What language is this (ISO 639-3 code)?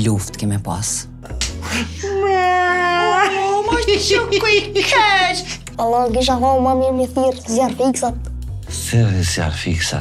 ron